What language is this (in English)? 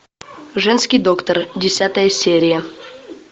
Russian